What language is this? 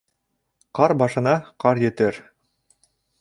Bashkir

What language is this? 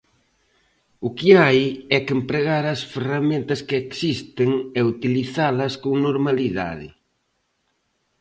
Galician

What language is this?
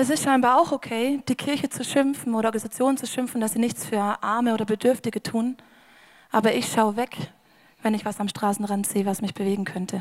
German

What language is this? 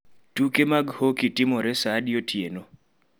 Luo (Kenya and Tanzania)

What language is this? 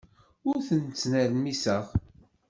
Kabyle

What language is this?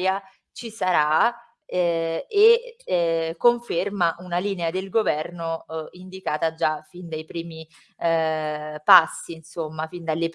Italian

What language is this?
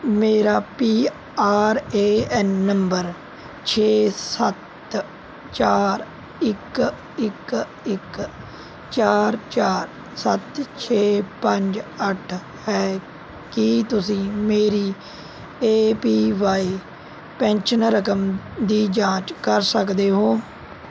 Punjabi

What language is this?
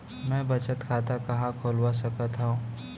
Chhattisgarhi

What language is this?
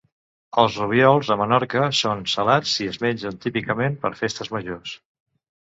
Catalan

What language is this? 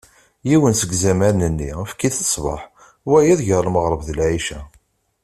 Kabyle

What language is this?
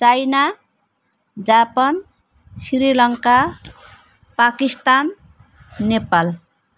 Nepali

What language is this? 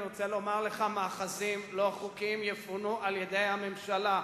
Hebrew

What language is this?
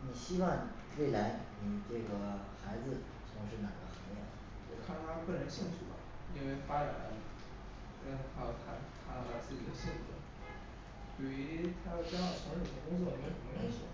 Chinese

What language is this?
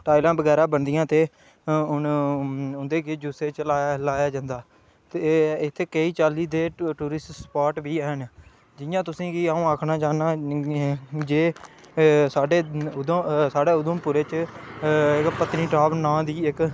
Dogri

